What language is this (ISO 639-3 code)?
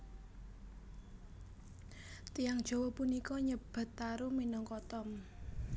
jav